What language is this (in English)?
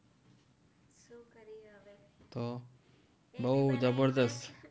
Gujarati